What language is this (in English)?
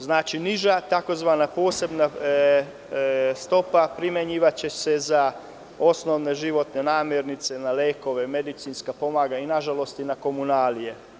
Serbian